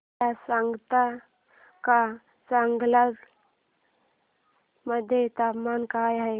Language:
Marathi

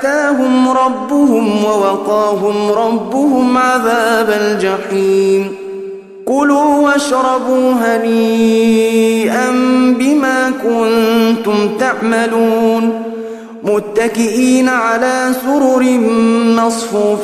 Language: Arabic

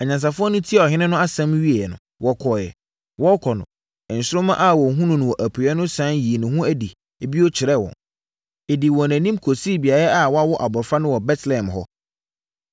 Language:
Akan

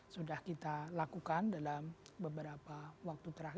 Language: Indonesian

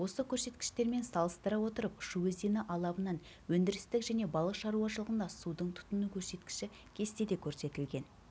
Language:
Kazakh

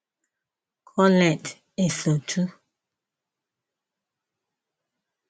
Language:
Igbo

